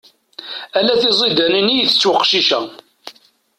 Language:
Kabyle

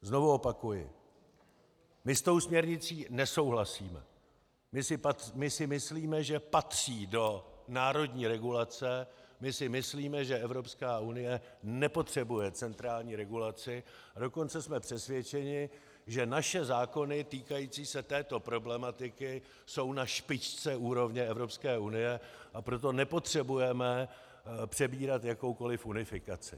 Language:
Czech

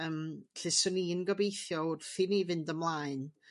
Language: Welsh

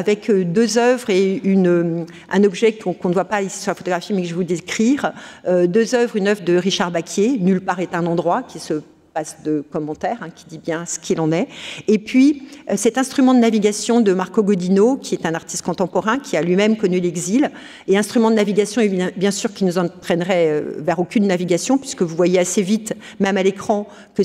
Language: French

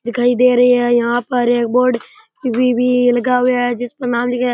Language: Rajasthani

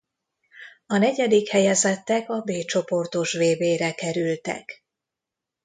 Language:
Hungarian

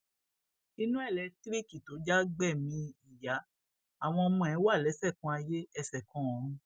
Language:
Yoruba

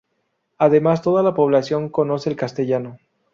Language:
Spanish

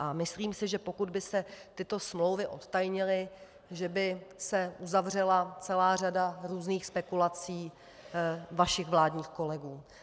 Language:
Czech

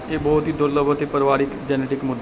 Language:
Punjabi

